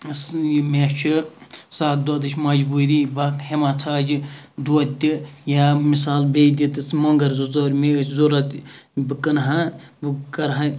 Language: Kashmiri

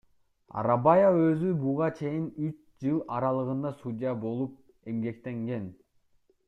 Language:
Kyrgyz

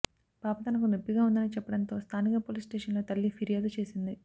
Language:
Telugu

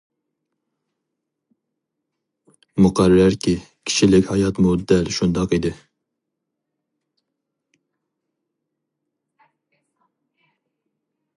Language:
Uyghur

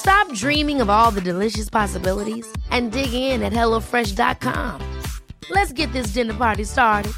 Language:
Swedish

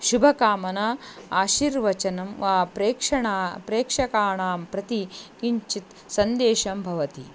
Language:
Sanskrit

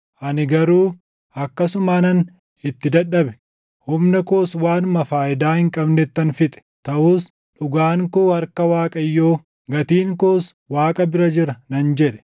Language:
Oromo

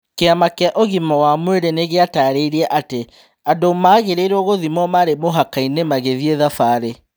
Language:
Kikuyu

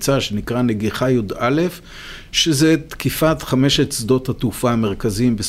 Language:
Hebrew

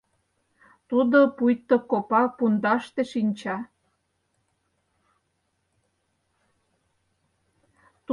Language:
Mari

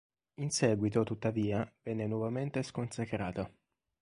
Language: Italian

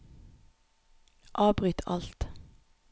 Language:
Norwegian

